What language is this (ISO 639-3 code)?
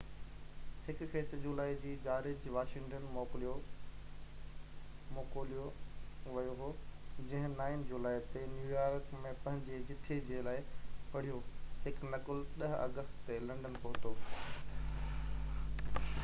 snd